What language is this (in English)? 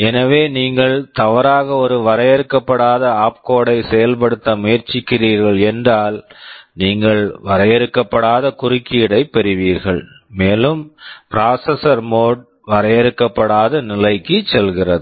Tamil